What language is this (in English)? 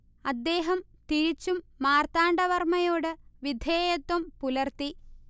Malayalam